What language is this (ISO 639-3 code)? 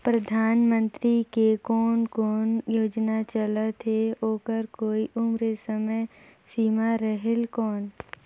hne